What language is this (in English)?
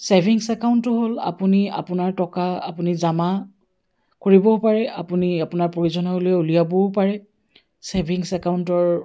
Assamese